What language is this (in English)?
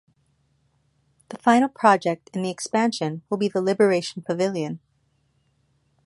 English